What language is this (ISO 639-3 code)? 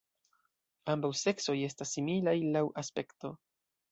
epo